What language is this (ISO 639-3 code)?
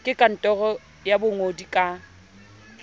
sot